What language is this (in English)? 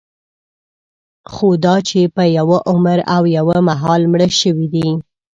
Pashto